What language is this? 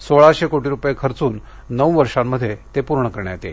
Marathi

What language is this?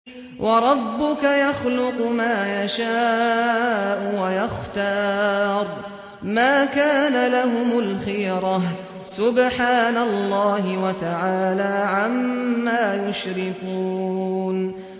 Arabic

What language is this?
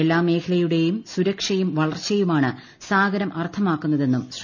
Malayalam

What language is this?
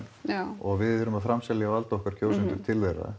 Icelandic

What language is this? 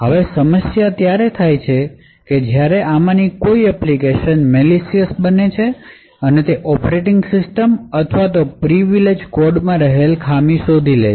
Gujarati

